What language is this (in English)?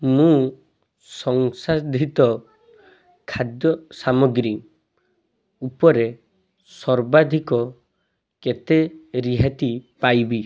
Odia